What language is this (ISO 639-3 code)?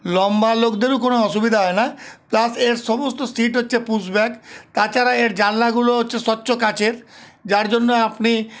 ben